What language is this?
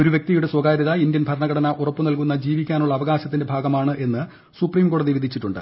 Malayalam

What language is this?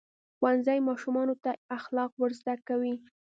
Pashto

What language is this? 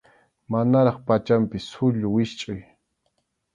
Arequipa-La Unión Quechua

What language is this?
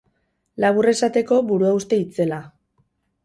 Basque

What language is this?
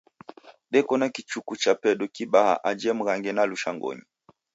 Taita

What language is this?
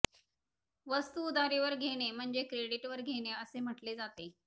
Marathi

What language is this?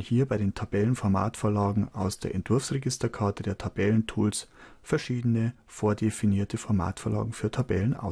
German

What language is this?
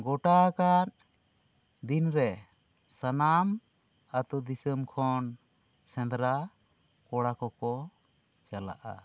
Santali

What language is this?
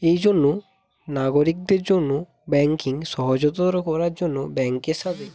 Bangla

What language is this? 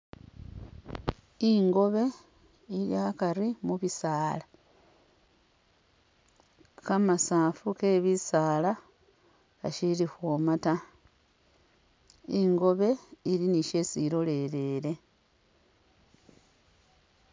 Masaaba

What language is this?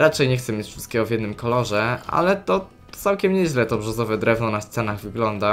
Polish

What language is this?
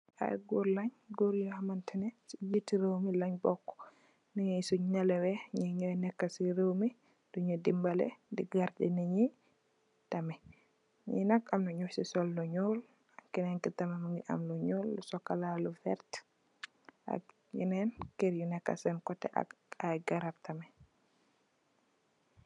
Wolof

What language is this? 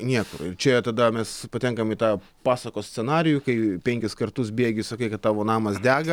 Lithuanian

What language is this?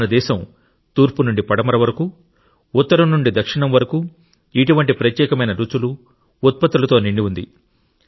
Telugu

